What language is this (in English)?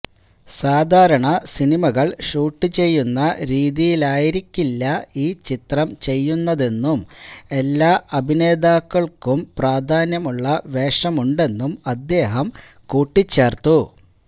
Malayalam